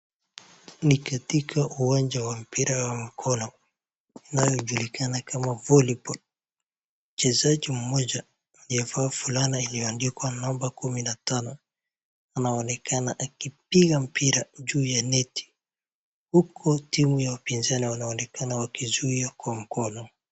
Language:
Swahili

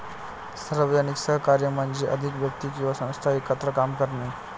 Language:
Marathi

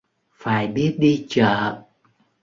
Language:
Vietnamese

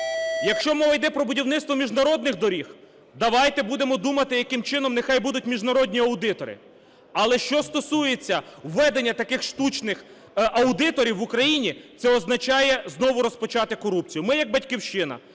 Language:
Ukrainian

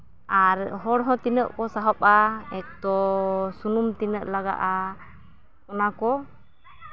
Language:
Santali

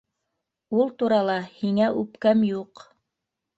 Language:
Bashkir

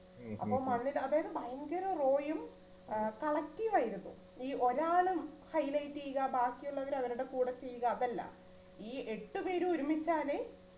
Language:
Malayalam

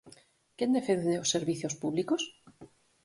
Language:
Galician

